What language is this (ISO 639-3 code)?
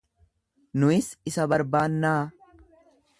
orm